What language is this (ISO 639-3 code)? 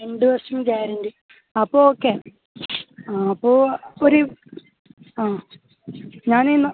mal